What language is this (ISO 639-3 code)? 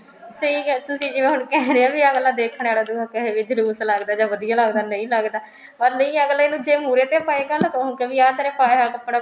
pan